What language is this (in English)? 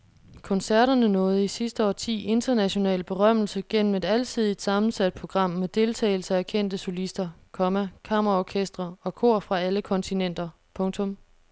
Danish